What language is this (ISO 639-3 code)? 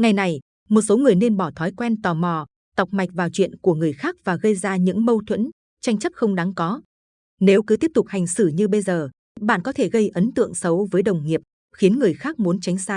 vie